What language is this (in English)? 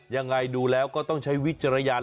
Thai